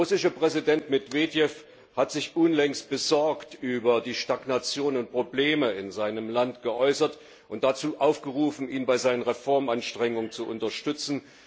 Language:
German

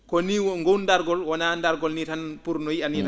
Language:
Fula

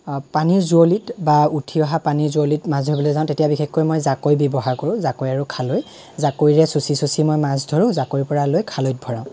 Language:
Assamese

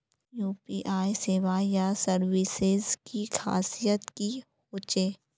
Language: Magahi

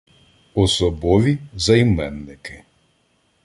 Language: Ukrainian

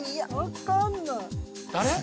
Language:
Japanese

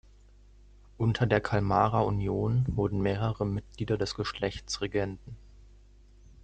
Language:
German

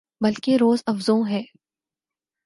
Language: Urdu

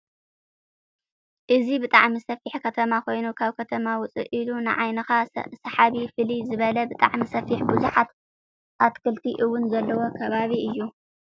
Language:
Tigrinya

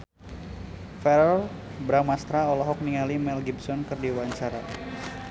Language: Sundanese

